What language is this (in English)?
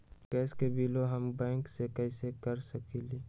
Magahi